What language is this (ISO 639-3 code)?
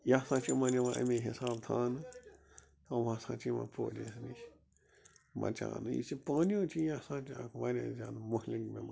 kas